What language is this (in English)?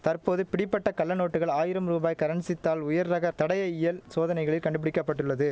Tamil